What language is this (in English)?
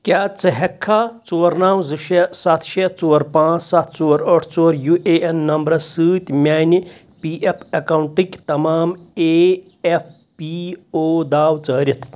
Kashmiri